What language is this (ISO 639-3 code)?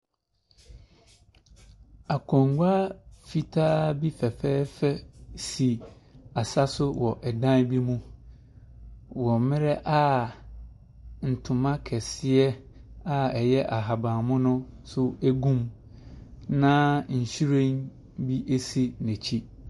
aka